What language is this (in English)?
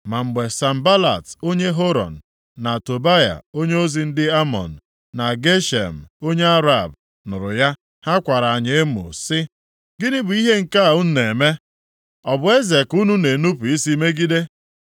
Igbo